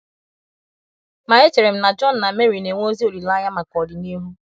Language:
Igbo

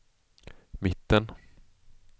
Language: Swedish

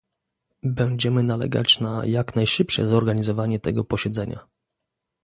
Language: Polish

